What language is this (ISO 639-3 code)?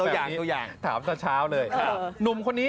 tha